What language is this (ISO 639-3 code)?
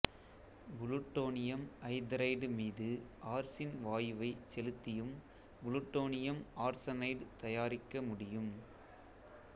tam